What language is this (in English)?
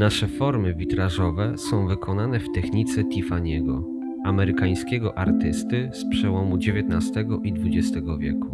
Polish